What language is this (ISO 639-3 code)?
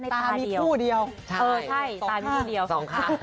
tha